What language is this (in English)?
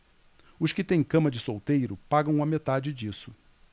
Portuguese